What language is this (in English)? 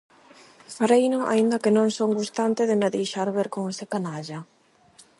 Galician